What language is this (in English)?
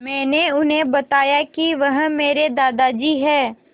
Hindi